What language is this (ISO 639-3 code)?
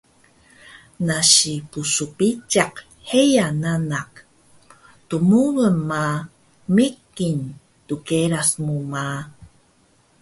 trv